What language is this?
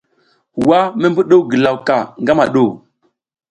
South Giziga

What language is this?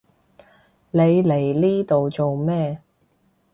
Cantonese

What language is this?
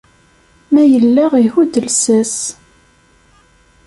Kabyle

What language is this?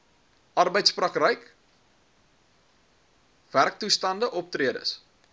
Afrikaans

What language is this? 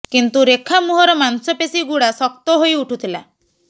Odia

